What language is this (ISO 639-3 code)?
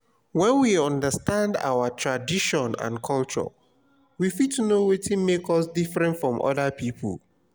pcm